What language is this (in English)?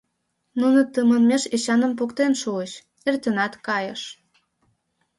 Mari